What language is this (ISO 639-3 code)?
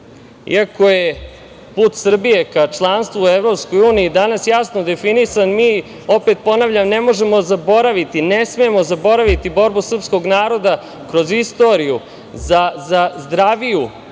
srp